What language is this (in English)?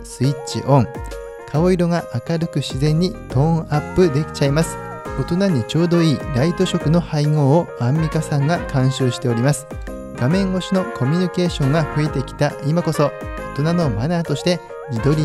Japanese